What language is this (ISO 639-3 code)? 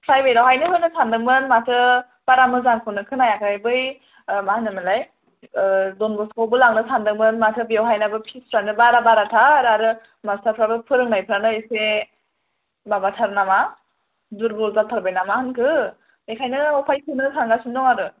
brx